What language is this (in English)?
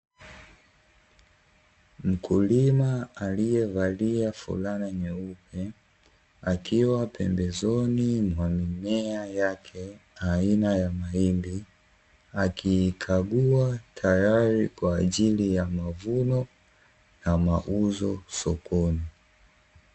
Swahili